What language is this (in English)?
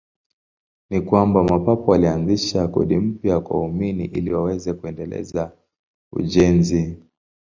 Swahili